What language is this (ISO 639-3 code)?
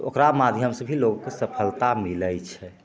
mai